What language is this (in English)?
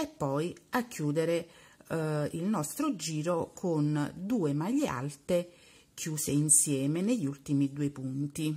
Italian